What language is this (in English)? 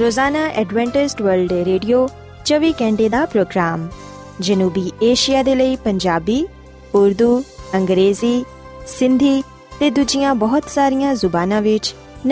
Punjabi